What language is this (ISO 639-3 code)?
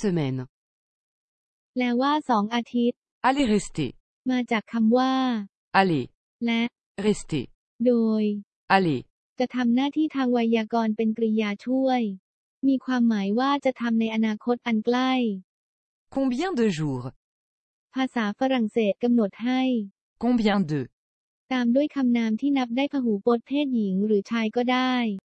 tha